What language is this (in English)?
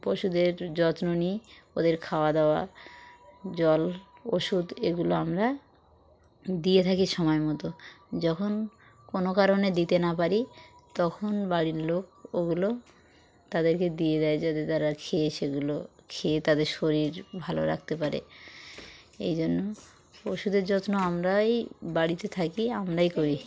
Bangla